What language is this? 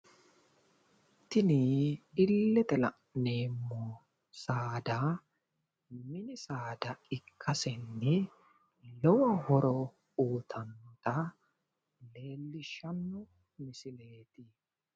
Sidamo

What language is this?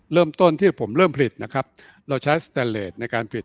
Thai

